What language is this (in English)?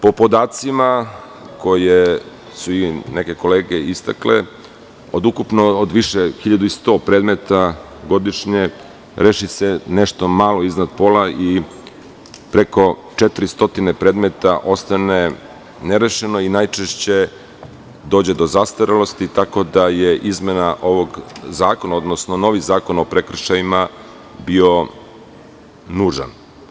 Serbian